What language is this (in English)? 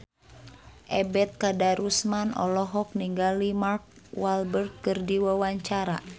Sundanese